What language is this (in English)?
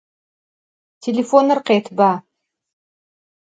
Adyghe